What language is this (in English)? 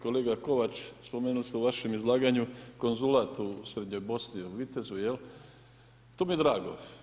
Croatian